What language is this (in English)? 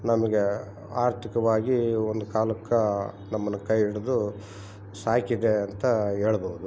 Kannada